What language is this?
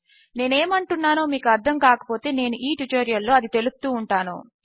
Telugu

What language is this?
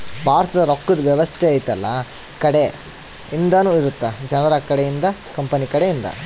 Kannada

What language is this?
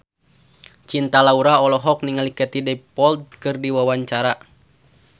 Sundanese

